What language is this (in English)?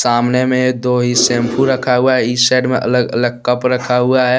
Hindi